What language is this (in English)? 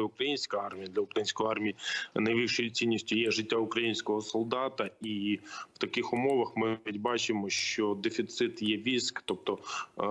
Ukrainian